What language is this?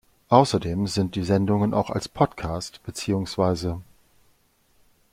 German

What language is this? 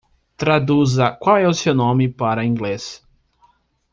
Portuguese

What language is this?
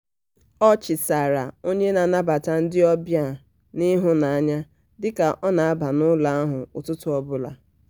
Igbo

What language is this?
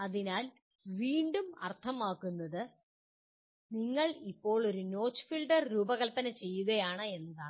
Malayalam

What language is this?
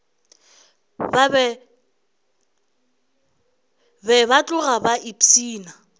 Northern Sotho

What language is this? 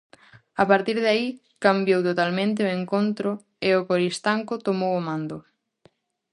Galician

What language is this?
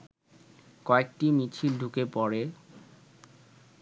Bangla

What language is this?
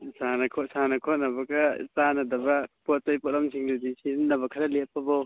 Manipuri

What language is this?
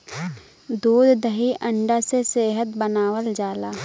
Bhojpuri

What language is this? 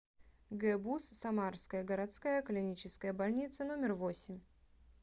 Russian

